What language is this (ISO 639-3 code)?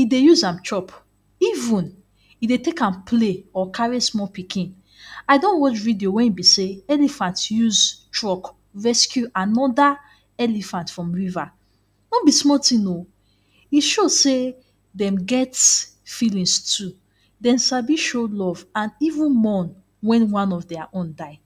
pcm